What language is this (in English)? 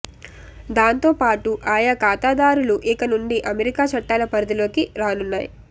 Telugu